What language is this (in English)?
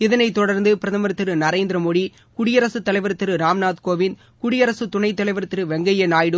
Tamil